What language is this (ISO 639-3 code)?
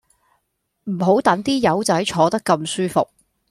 yue